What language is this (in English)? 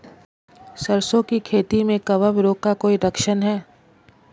Hindi